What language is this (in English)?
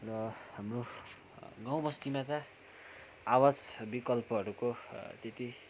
Nepali